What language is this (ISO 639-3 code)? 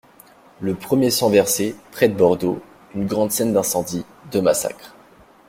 fra